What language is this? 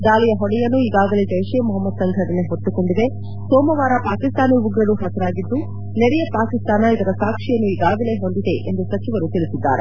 Kannada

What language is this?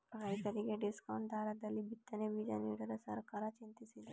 Kannada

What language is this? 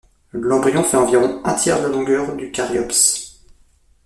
French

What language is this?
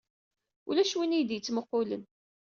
Kabyle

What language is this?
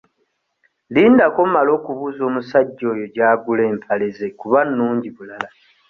Ganda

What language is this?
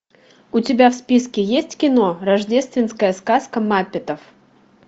Russian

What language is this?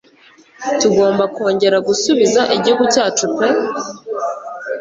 Kinyarwanda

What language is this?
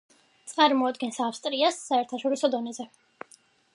Georgian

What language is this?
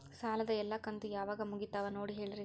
Kannada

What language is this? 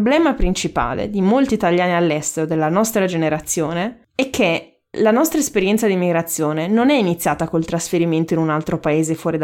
Italian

